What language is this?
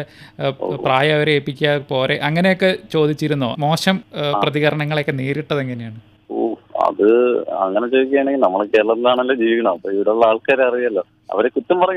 Malayalam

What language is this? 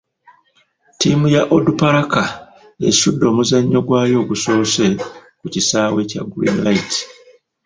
Ganda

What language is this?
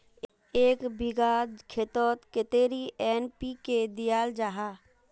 Magahi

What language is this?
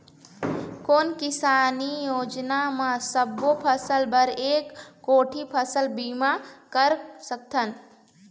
Chhattisgarhi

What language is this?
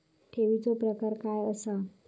Marathi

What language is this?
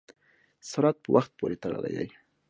Pashto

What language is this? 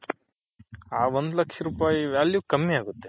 Kannada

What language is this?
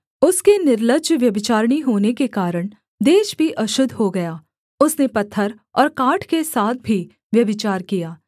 Hindi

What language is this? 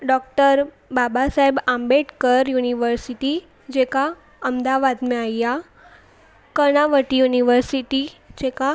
Sindhi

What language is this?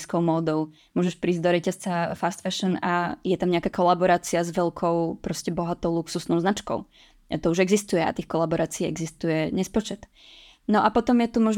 Czech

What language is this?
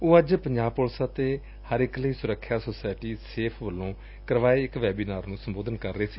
Punjabi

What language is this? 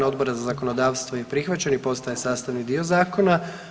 Croatian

